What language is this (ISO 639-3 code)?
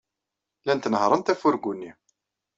kab